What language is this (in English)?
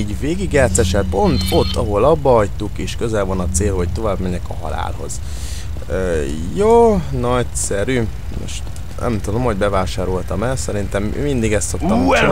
Hungarian